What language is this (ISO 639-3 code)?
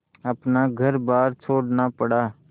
hin